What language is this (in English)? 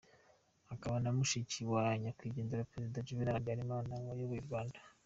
Kinyarwanda